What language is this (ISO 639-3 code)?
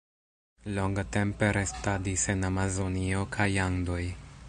epo